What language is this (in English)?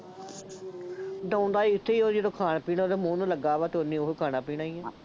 Punjabi